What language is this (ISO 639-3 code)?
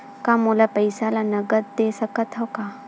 hne